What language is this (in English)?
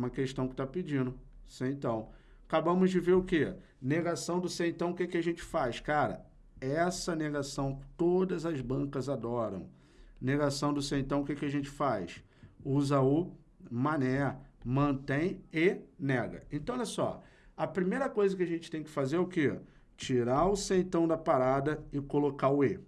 Portuguese